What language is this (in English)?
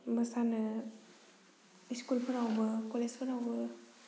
Bodo